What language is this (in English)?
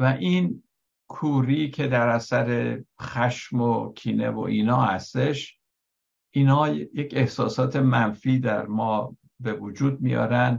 Persian